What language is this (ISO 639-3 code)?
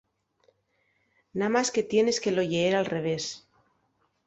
ast